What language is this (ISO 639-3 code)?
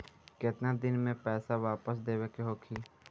bho